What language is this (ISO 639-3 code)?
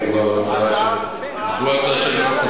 heb